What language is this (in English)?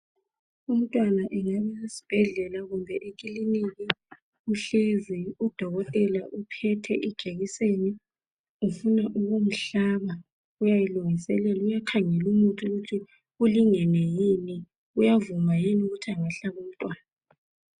North Ndebele